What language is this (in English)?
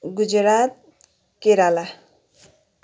Nepali